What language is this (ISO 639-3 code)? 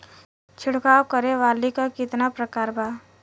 bho